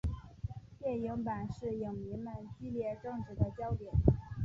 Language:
Chinese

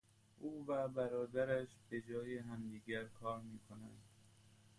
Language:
Persian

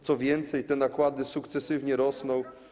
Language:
Polish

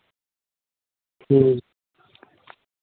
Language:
Santali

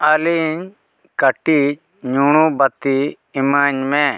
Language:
Santali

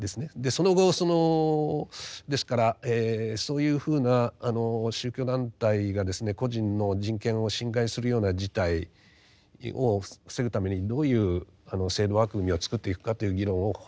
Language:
Japanese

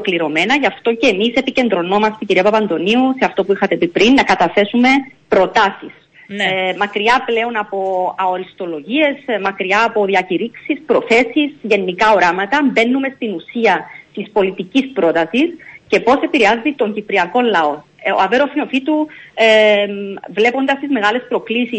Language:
Greek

